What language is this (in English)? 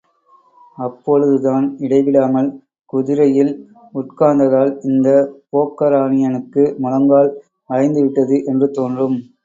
Tamil